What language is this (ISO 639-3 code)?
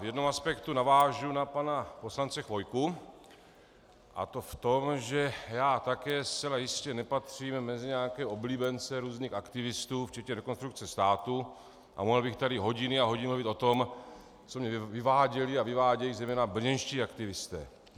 ces